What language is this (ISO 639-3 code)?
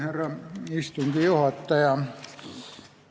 est